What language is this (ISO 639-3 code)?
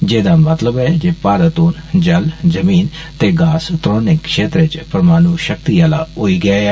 doi